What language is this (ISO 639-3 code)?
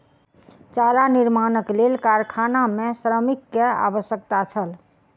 mai